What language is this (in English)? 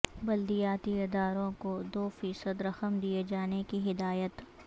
Urdu